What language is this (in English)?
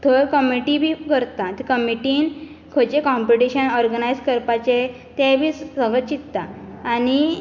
Konkani